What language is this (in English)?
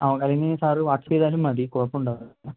Malayalam